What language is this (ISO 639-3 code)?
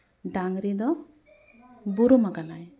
sat